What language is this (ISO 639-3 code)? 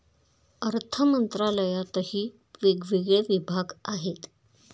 mar